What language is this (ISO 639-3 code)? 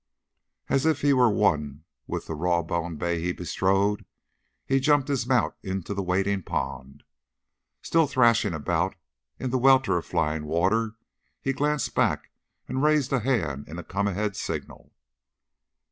eng